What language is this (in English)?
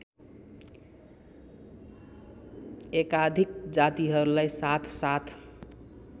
Nepali